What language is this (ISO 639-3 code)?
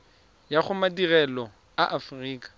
tsn